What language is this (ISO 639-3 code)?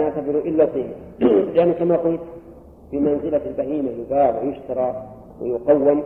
ara